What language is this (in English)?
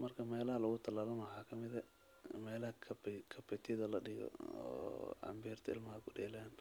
Somali